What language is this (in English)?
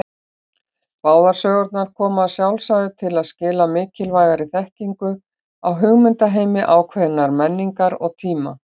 Icelandic